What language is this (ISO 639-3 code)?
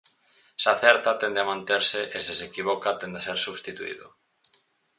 glg